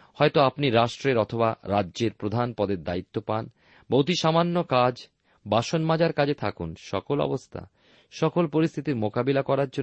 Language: Bangla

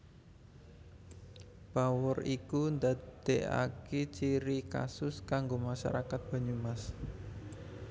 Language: Javanese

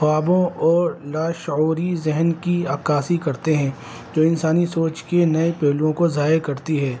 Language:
Urdu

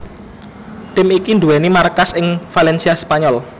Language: Javanese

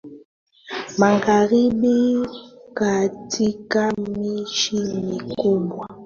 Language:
Swahili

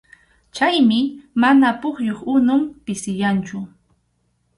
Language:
Arequipa-La Unión Quechua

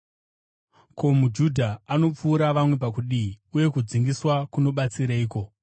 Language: Shona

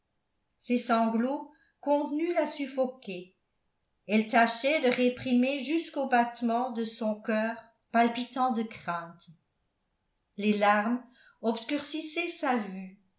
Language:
French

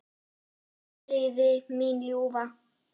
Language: Icelandic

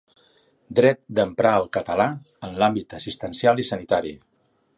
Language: Catalan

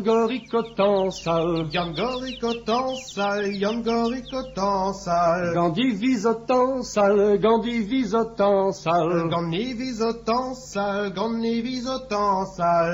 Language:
French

